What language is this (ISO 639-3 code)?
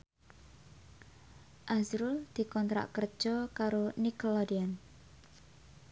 jav